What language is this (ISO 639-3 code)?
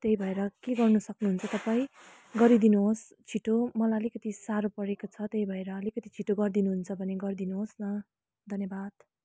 nep